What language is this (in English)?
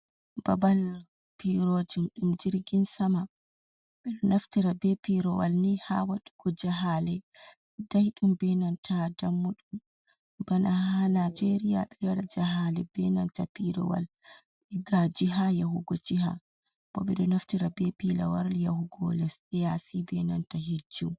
Fula